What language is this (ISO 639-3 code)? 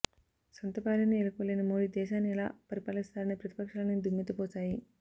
tel